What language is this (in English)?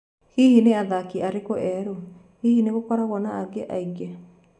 Kikuyu